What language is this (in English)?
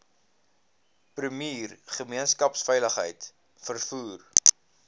Afrikaans